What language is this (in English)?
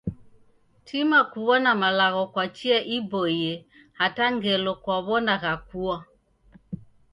Taita